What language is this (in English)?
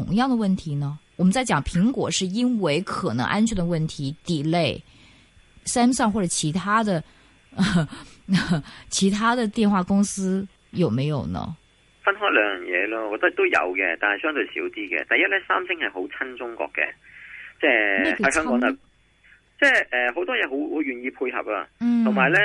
Chinese